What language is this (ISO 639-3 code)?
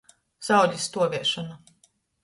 ltg